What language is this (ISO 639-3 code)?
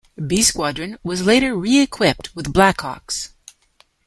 eng